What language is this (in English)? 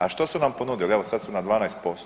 Croatian